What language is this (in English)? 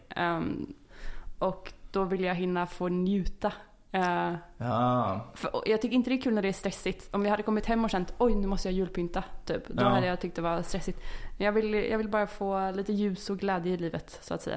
Swedish